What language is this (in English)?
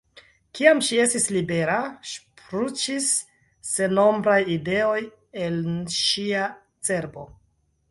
Esperanto